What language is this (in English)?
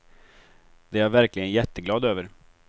Swedish